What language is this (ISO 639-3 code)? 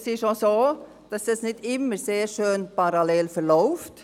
gsw